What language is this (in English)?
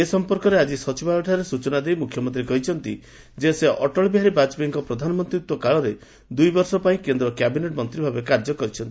Odia